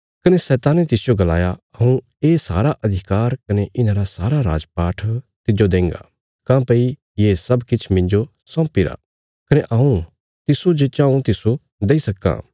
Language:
Bilaspuri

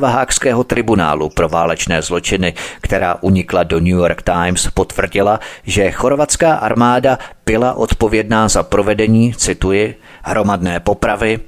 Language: Czech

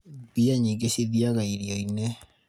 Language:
Kikuyu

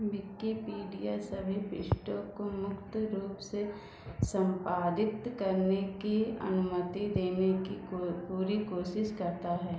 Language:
Hindi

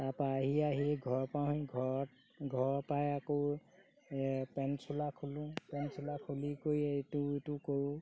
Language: Assamese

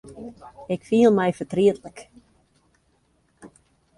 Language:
Western Frisian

